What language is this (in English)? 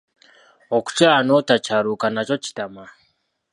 Ganda